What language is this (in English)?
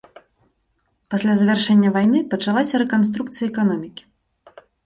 Belarusian